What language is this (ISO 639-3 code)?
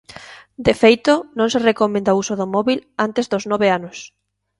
glg